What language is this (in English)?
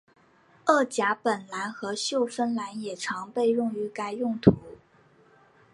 Chinese